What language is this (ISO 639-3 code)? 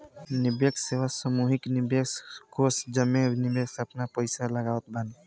bho